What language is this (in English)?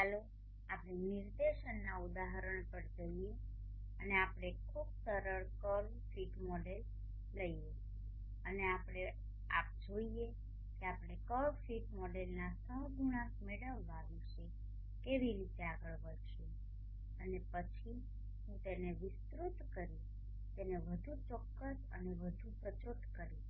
Gujarati